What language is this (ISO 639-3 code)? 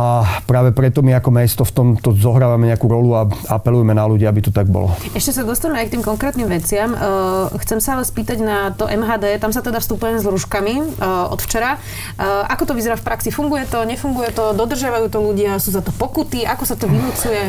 slk